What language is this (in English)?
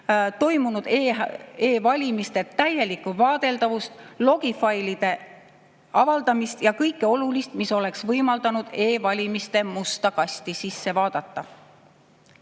Estonian